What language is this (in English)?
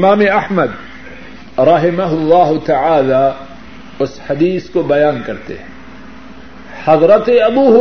Urdu